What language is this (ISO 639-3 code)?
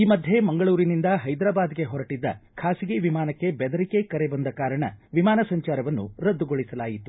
kan